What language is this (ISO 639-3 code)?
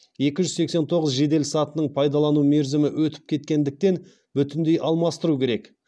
kaz